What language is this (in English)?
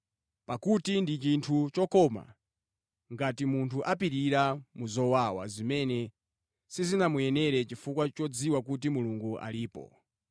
Nyanja